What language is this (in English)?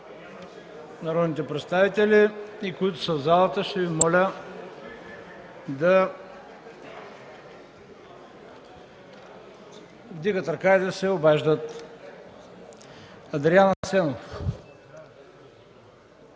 Bulgarian